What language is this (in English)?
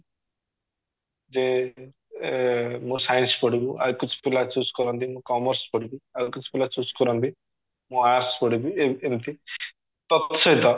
Odia